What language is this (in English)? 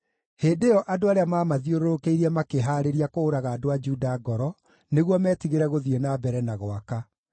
Kikuyu